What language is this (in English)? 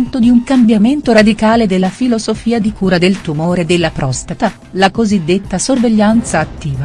Italian